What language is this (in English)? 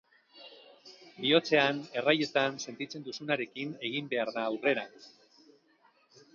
Basque